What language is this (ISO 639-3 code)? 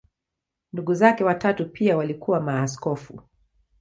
swa